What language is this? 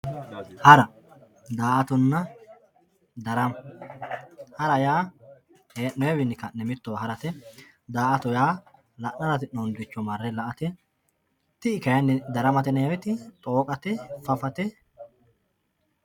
Sidamo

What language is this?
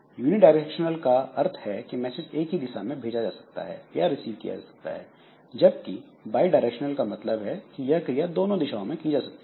Hindi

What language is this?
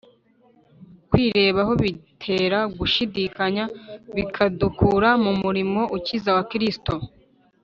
Kinyarwanda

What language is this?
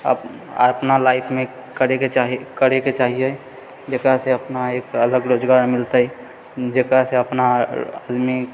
Maithili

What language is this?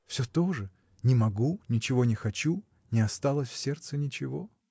Russian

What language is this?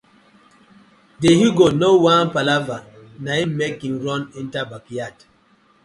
Nigerian Pidgin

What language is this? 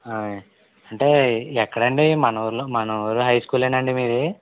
Telugu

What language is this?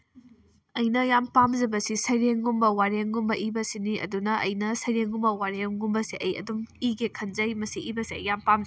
Manipuri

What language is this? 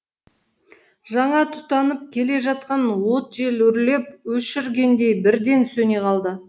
Kazakh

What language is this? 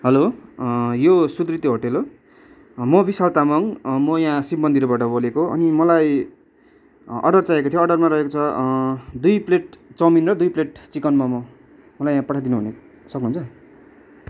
Nepali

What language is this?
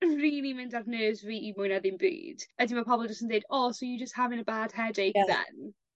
Welsh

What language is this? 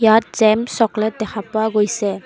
Assamese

